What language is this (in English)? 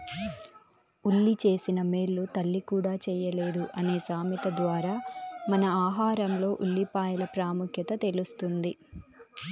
Telugu